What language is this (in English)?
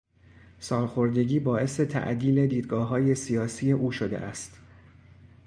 Persian